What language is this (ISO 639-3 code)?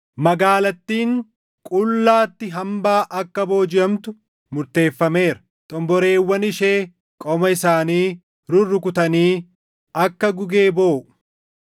orm